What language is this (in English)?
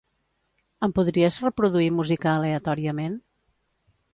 Catalan